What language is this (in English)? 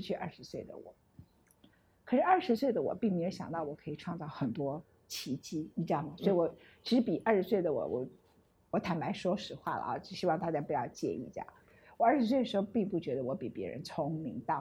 Chinese